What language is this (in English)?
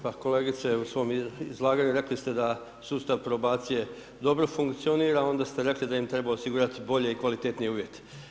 Croatian